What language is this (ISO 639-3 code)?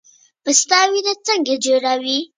pus